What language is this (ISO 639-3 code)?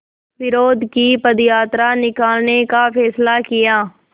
hin